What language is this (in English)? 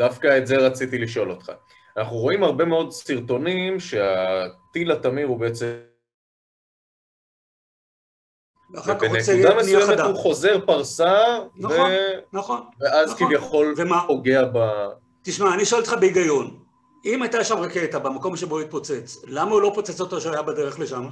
Hebrew